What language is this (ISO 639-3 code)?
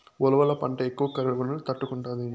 tel